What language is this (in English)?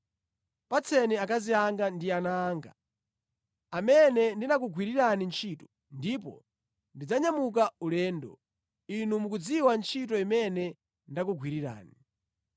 Nyanja